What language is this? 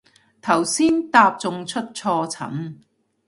Cantonese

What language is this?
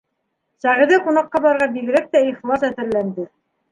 Bashkir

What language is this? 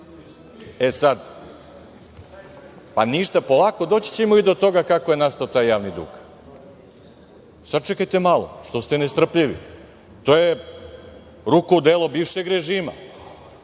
Serbian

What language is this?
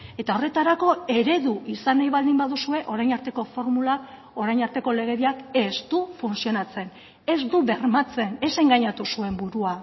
Basque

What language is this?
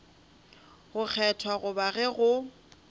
Northern Sotho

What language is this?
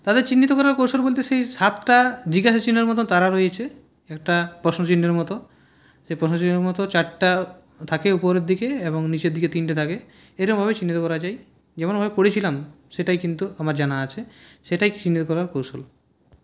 Bangla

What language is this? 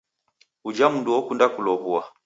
Taita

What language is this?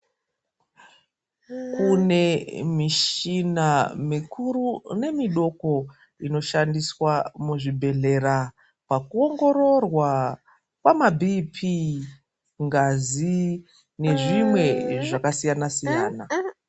Ndau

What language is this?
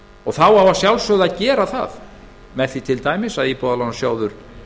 Icelandic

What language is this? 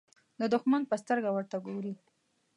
Pashto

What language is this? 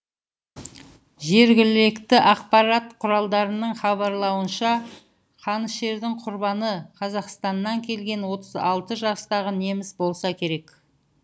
Kazakh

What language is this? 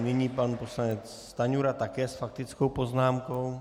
Czech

